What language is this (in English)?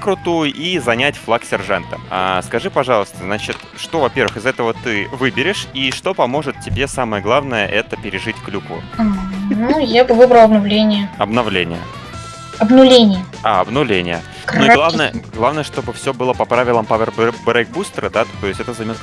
Russian